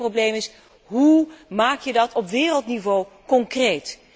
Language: Dutch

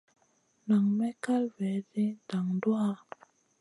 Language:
Masana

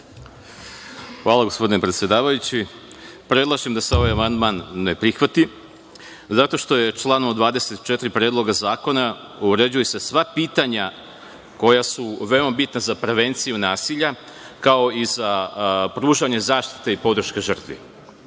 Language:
Serbian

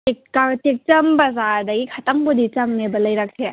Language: Manipuri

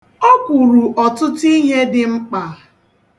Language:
Igbo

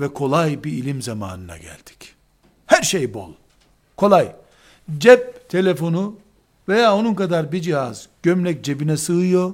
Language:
Turkish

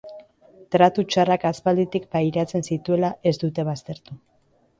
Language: Basque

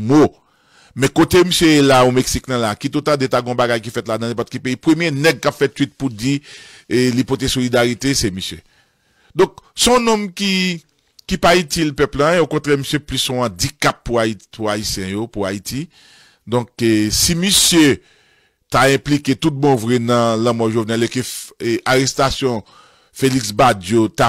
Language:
French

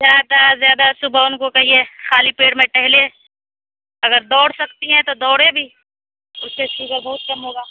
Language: Urdu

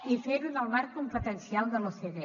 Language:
Catalan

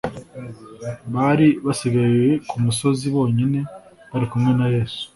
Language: Kinyarwanda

